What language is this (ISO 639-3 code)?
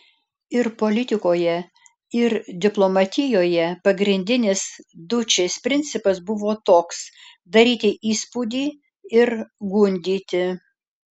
lit